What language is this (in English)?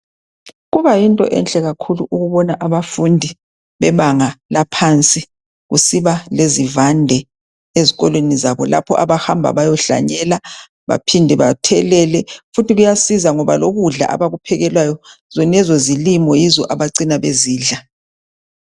North Ndebele